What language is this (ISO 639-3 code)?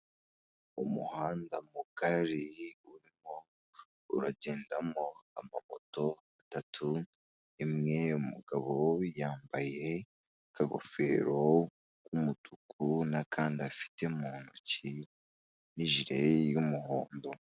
kin